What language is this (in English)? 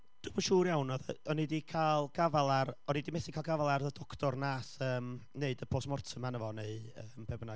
Welsh